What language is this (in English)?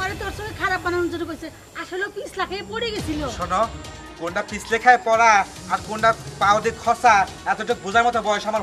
Hindi